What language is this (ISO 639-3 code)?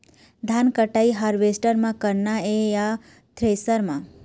hne